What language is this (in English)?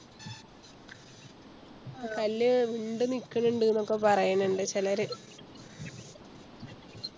Malayalam